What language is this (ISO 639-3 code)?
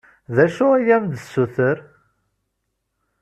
kab